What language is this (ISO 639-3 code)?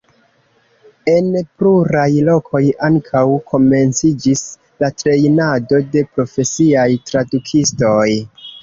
epo